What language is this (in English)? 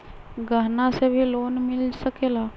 Magahi